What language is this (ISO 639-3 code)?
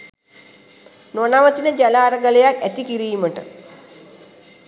sin